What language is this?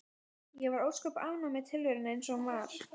Icelandic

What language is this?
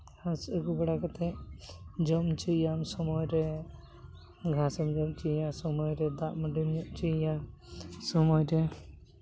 Santali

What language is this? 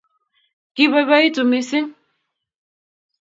Kalenjin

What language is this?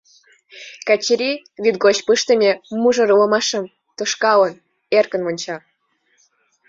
Mari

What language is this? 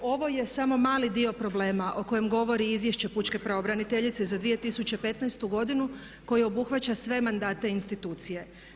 Croatian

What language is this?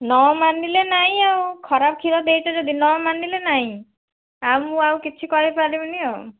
Odia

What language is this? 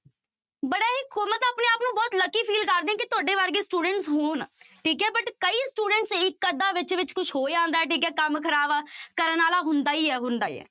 Punjabi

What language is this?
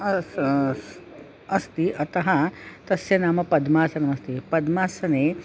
Sanskrit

